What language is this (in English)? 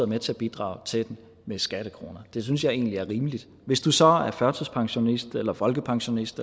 Danish